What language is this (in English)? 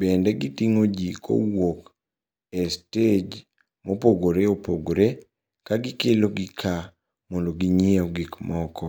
Luo (Kenya and Tanzania)